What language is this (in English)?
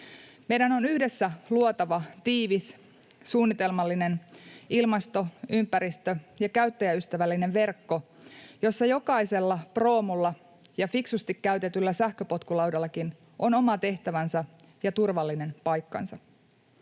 Finnish